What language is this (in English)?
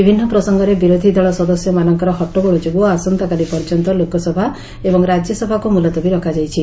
Odia